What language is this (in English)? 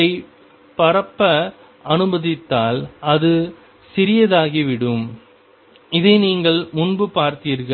Tamil